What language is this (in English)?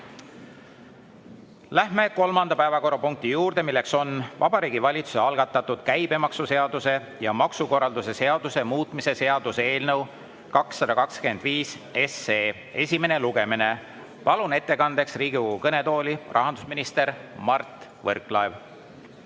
Estonian